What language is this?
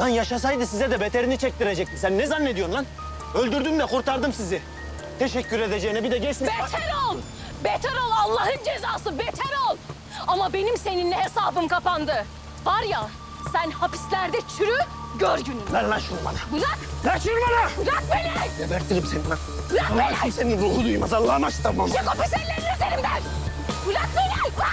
Turkish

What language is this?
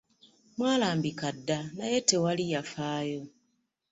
Ganda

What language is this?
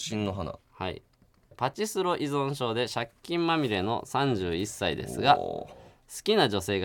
Japanese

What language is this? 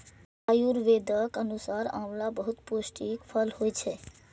Maithili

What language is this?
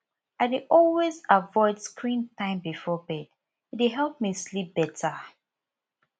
Nigerian Pidgin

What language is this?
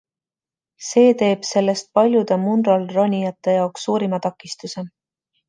Estonian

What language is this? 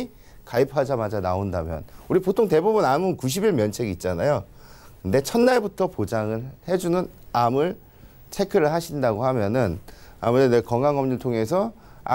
Korean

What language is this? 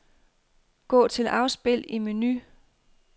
Danish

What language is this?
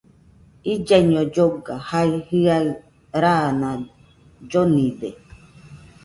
Nüpode Huitoto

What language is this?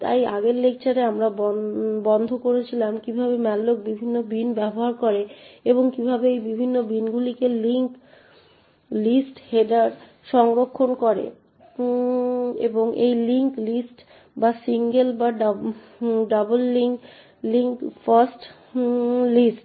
Bangla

